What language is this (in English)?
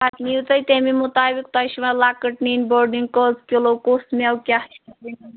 Kashmiri